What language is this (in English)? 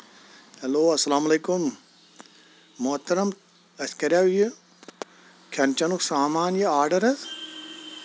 Kashmiri